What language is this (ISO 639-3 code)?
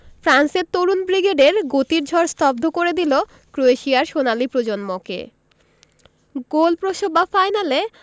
ben